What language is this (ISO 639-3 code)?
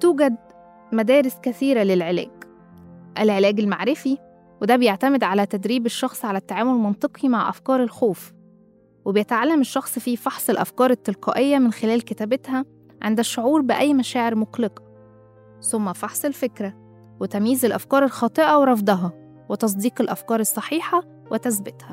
ara